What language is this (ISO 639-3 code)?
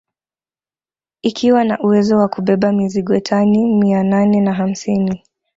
swa